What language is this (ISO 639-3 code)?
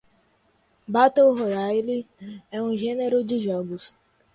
por